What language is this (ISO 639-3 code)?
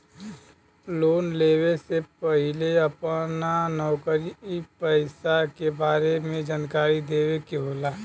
bho